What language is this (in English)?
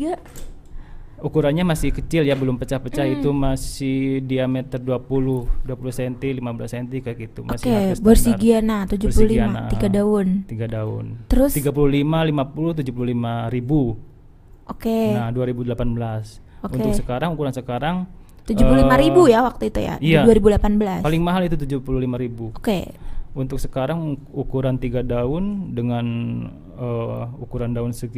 Indonesian